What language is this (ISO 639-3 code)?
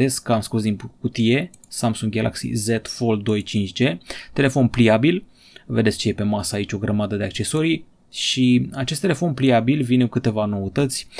ron